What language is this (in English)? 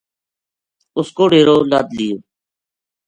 Gujari